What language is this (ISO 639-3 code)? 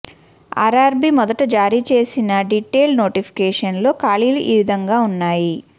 tel